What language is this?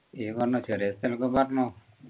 Malayalam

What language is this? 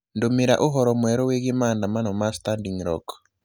Kikuyu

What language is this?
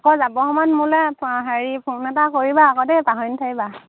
Assamese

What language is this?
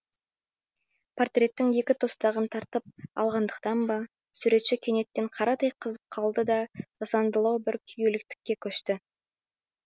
Kazakh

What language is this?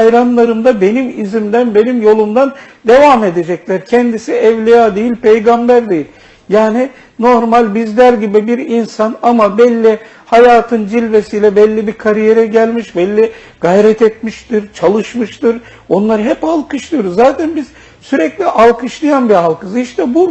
Turkish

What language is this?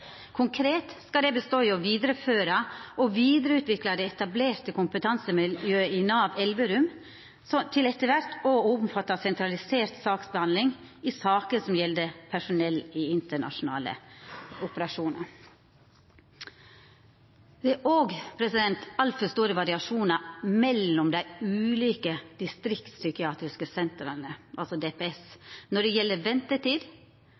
Norwegian Nynorsk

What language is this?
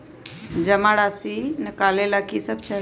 Magahi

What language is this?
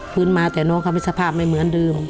Thai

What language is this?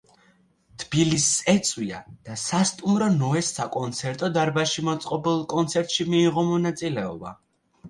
Georgian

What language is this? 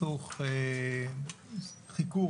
Hebrew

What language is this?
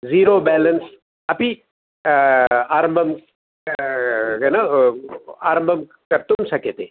Sanskrit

